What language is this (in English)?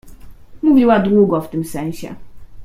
Polish